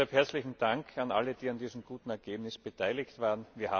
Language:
German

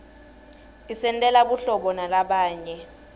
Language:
Swati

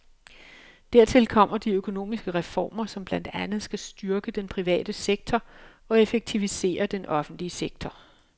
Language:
Danish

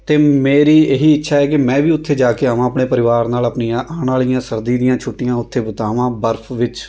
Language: Punjabi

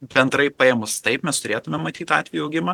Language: Lithuanian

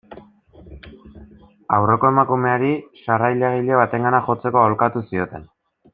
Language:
Basque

